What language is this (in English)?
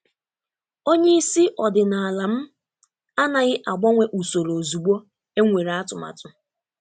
Igbo